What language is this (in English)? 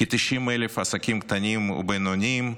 Hebrew